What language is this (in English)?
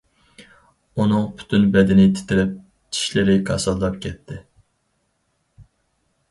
Uyghur